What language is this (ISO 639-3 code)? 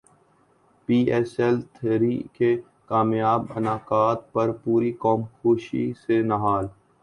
urd